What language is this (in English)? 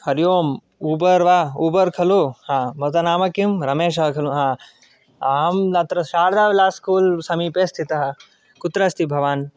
Sanskrit